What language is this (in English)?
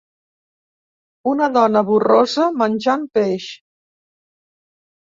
Catalan